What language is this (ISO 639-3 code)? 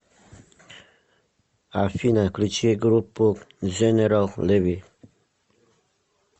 rus